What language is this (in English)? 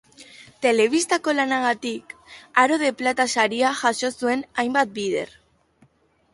Basque